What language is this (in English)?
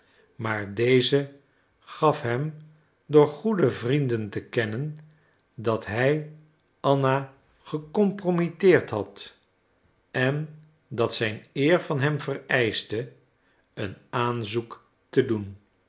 Dutch